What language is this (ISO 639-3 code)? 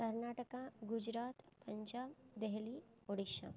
san